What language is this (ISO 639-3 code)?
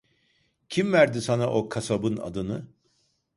tur